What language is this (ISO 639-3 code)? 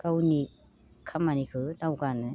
brx